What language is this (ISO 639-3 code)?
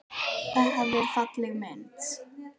isl